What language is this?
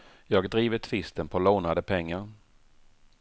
Swedish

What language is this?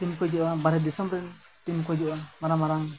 Santali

